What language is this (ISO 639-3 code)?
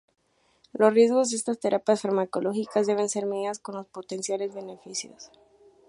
spa